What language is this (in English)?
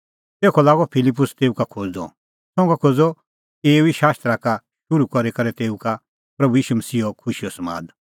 Kullu Pahari